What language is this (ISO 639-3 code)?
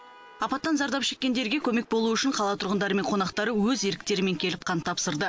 kaz